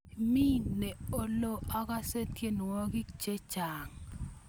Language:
Kalenjin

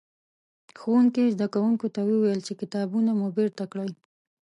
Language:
Pashto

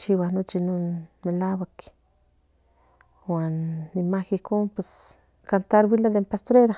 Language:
Central Nahuatl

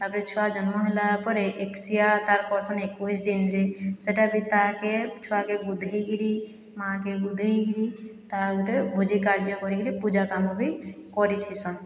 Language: Odia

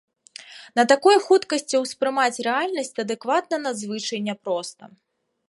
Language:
Belarusian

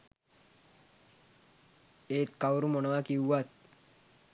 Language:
Sinhala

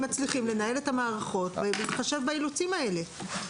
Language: Hebrew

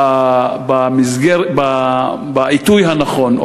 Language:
Hebrew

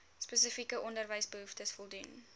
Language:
Afrikaans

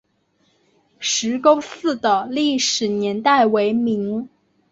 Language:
Chinese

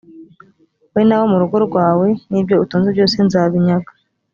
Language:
Kinyarwanda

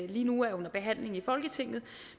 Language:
Danish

